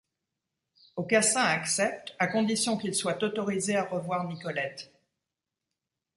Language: French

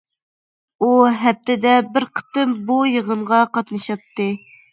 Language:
Uyghur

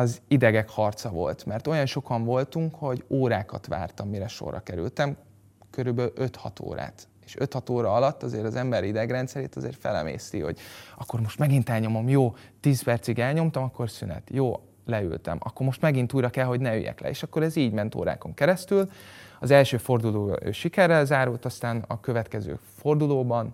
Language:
Hungarian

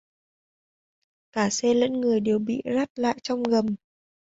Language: Vietnamese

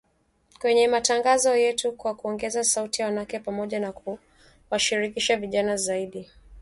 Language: Swahili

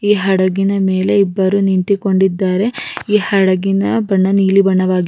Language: Kannada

